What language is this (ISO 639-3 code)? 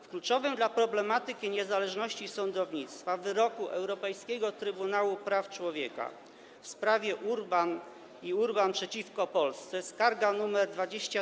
pol